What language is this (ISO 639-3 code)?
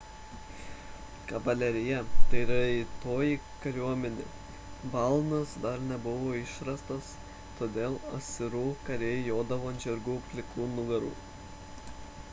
lit